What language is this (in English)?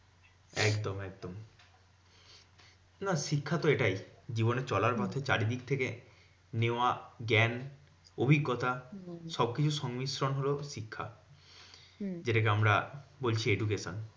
Bangla